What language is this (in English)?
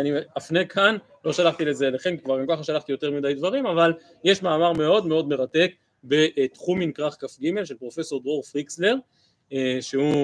Hebrew